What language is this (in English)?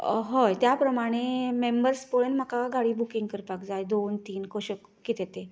Konkani